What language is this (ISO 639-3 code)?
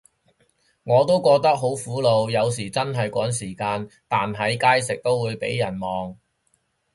yue